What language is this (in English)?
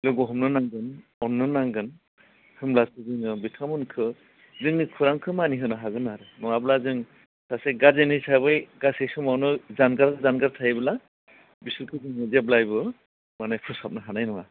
Bodo